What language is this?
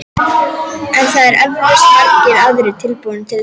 Icelandic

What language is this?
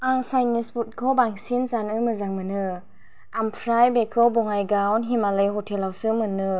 Bodo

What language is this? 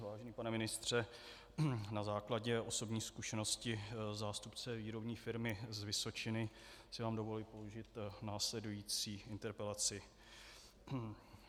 Czech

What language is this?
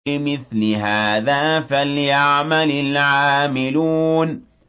Arabic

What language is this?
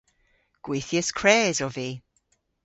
Cornish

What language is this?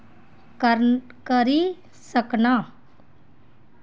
Dogri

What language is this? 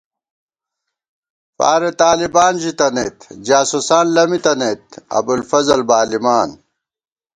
Gawar-Bati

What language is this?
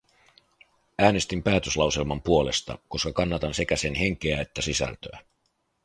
Finnish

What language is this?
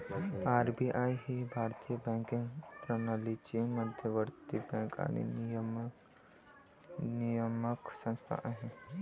Marathi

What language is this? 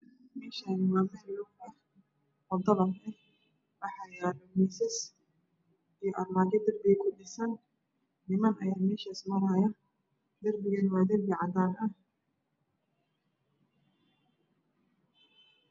Somali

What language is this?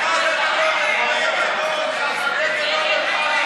Hebrew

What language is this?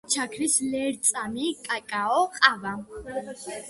Georgian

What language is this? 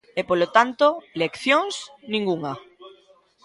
Galician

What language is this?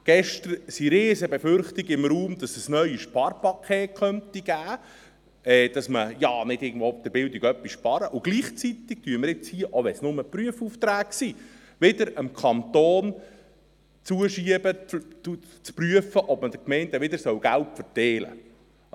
Swiss German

